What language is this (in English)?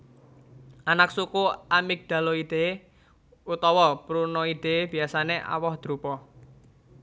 Javanese